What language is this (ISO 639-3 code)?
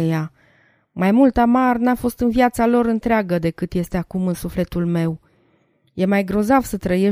ron